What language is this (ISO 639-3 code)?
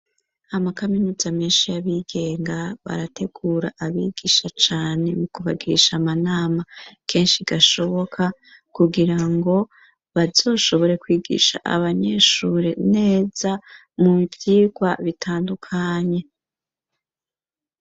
run